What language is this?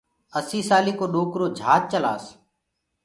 Gurgula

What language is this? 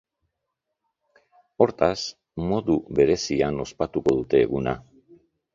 Basque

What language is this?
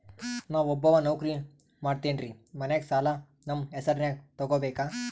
Kannada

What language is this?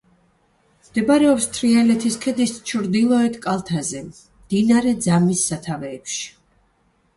Georgian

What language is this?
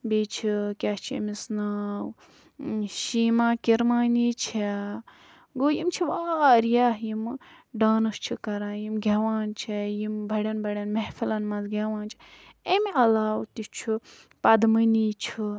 Kashmiri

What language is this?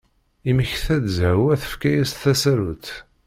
Kabyle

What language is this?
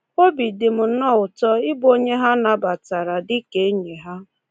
Igbo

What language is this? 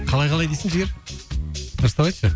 Kazakh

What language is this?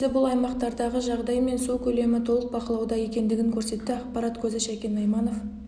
Kazakh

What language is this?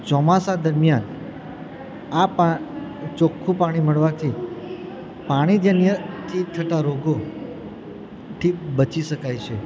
Gujarati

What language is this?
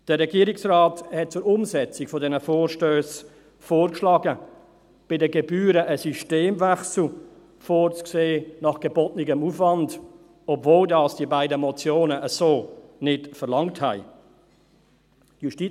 Swiss German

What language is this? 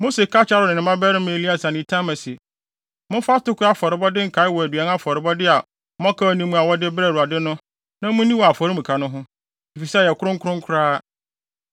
Akan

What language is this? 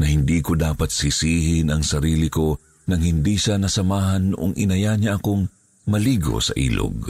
Filipino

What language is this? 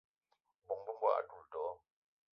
Eton (Cameroon)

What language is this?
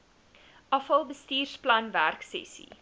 Afrikaans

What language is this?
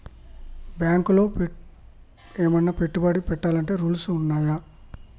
Telugu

